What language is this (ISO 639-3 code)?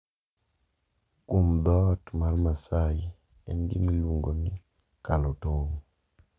luo